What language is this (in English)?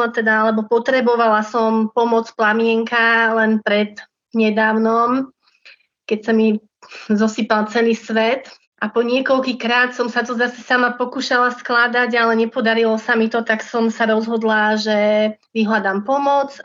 Slovak